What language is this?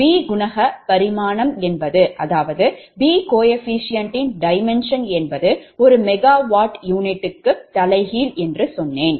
Tamil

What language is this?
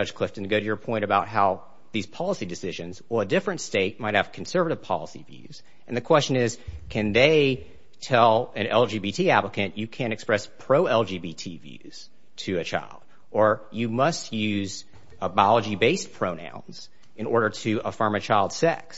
English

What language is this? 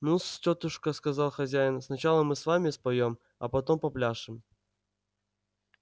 Russian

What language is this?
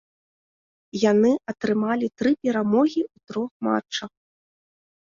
Belarusian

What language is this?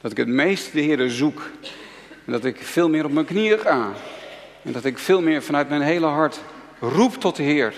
Dutch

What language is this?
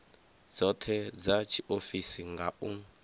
Venda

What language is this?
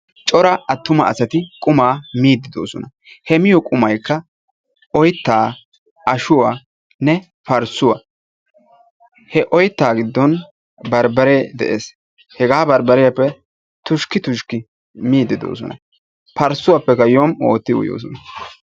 Wolaytta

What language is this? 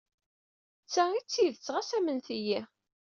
Kabyle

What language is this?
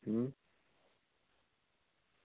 Dogri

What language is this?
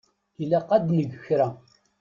Kabyle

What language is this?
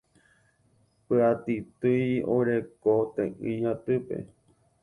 Guarani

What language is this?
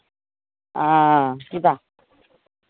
Maithili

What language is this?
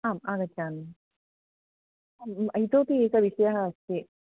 Sanskrit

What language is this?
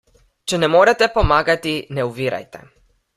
Slovenian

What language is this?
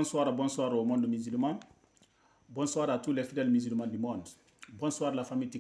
French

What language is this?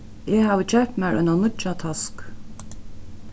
Faroese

